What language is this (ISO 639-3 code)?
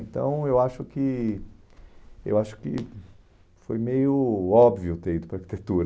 por